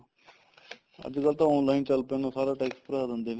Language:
Punjabi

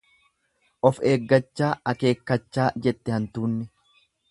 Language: Oromo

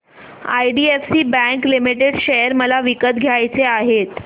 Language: Marathi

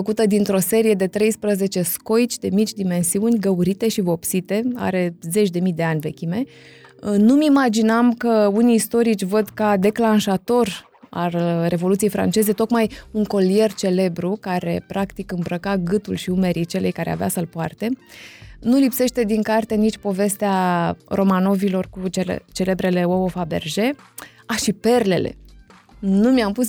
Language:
Romanian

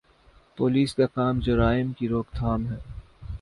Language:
Urdu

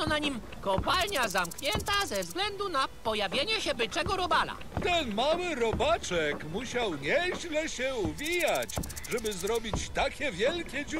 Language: Polish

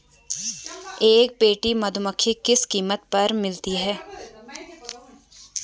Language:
Hindi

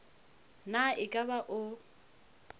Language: Northern Sotho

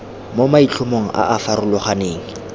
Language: Tswana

